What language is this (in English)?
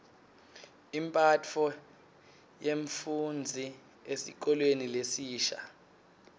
Swati